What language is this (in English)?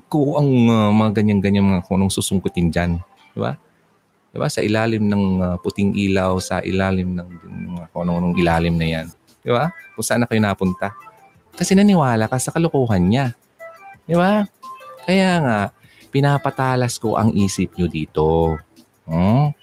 Filipino